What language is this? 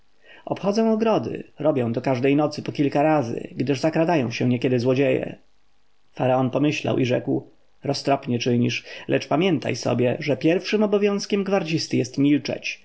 Polish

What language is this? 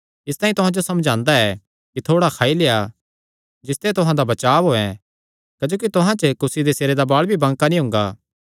Kangri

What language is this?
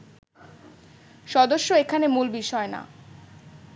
Bangla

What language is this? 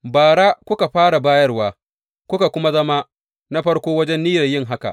Hausa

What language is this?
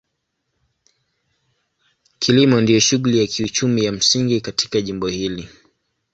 Swahili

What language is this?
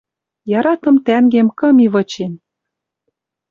Western Mari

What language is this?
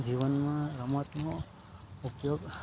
Gujarati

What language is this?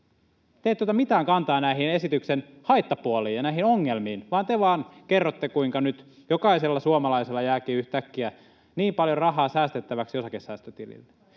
Finnish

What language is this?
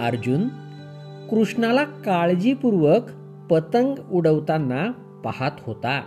Marathi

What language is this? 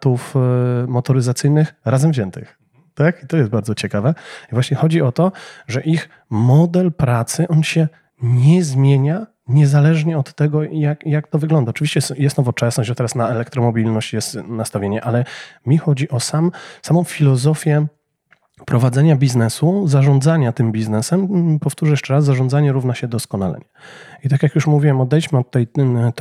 Polish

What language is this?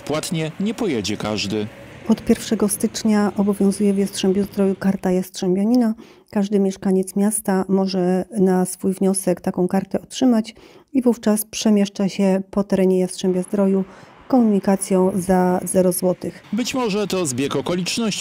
Polish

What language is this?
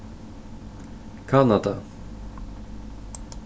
Faroese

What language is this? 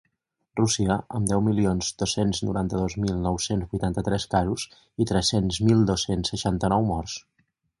Catalan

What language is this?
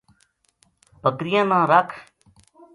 Gujari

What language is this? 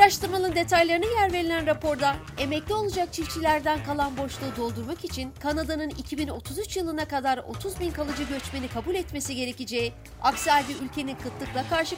Turkish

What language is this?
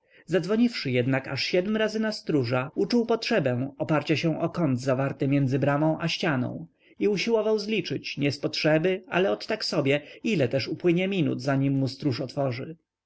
Polish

